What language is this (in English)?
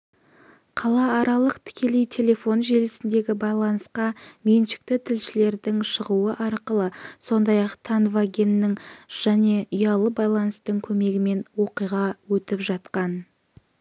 Kazakh